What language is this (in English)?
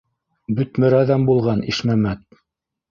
Bashkir